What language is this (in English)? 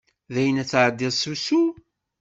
Kabyle